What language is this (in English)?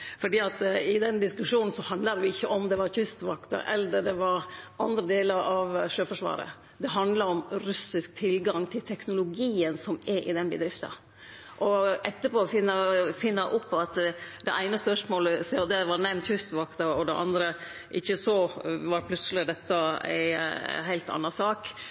Norwegian Nynorsk